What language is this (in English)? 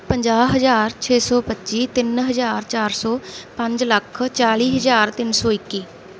Punjabi